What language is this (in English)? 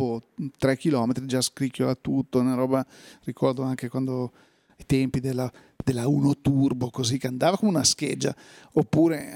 Italian